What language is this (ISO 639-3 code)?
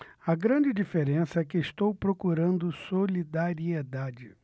por